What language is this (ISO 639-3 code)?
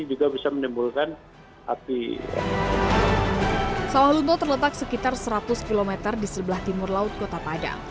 ind